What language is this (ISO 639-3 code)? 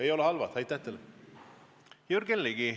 est